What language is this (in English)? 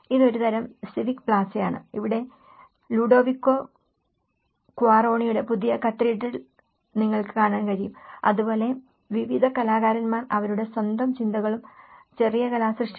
Malayalam